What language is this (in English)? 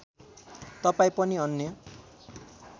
Nepali